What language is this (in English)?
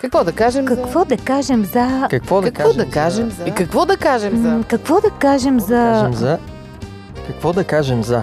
Bulgarian